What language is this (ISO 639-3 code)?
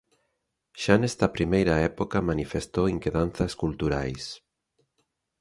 glg